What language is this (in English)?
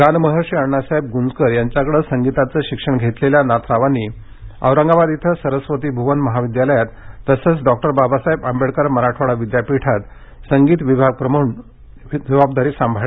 Marathi